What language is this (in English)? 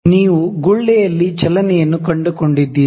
Kannada